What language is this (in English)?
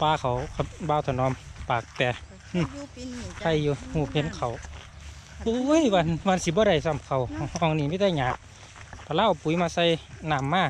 Thai